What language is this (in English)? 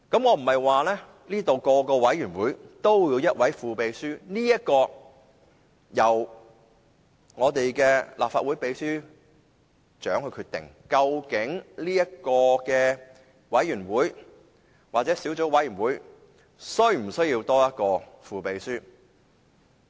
Cantonese